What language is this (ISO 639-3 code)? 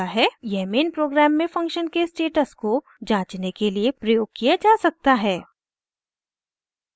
hin